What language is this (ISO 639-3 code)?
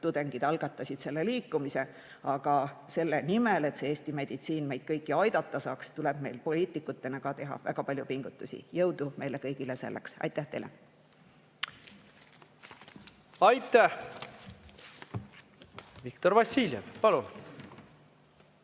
est